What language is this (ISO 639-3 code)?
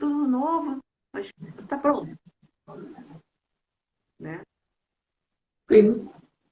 por